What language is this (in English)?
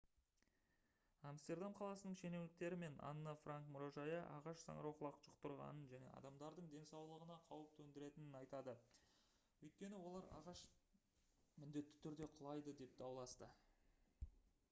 Kazakh